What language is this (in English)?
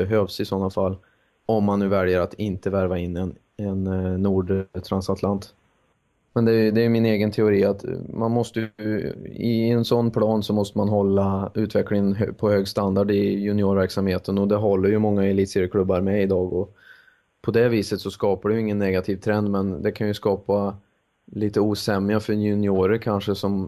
Swedish